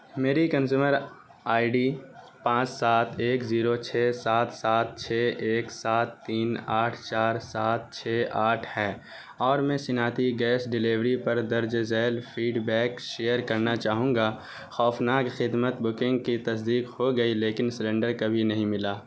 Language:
Urdu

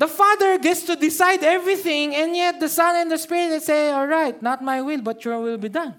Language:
Filipino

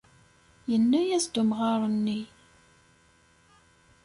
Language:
Kabyle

